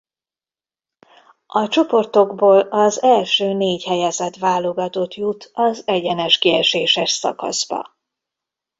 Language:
Hungarian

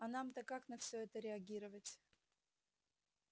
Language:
Russian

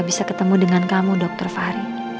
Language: Indonesian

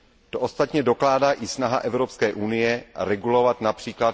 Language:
Czech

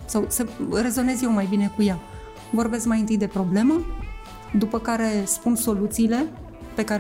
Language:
Romanian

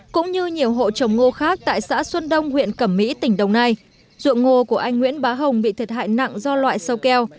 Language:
Vietnamese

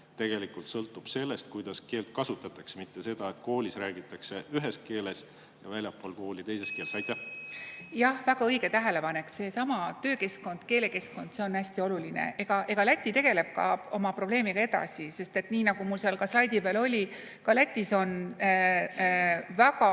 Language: Estonian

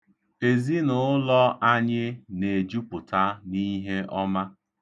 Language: Igbo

